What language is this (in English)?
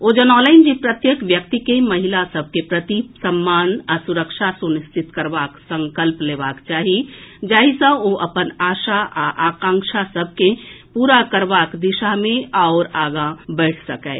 Maithili